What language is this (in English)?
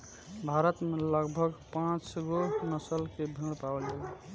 Bhojpuri